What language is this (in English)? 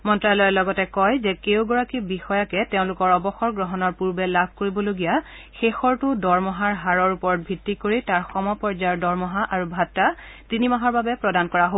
Assamese